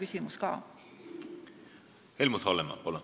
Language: Estonian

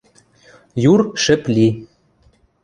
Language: Western Mari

